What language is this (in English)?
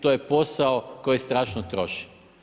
Croatian